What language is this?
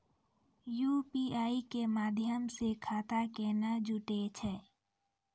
Maithili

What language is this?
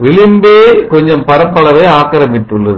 Tamil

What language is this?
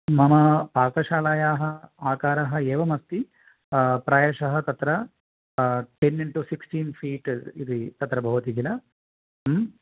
Sanskrit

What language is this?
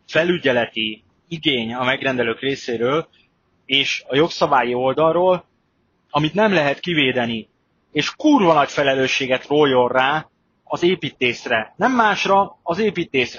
Hungarian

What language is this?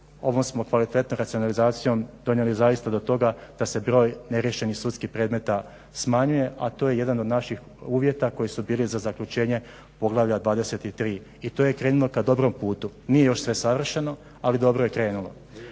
Croatian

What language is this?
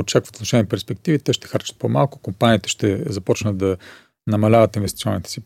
Bulgarian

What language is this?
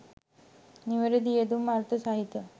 Sinhala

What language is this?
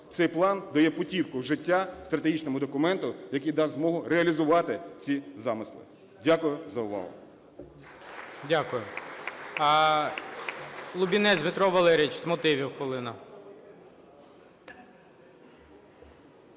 Ukrainian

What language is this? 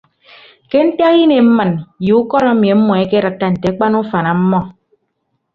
Ibibio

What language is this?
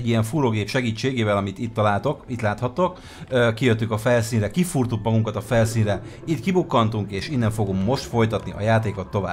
Hungarian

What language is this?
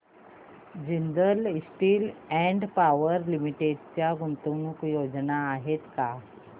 Marathi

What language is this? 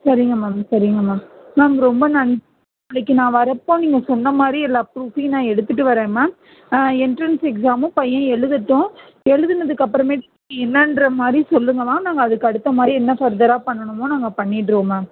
Tamil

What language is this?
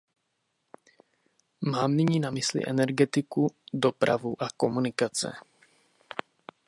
Czech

